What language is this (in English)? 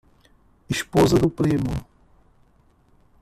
Portuguese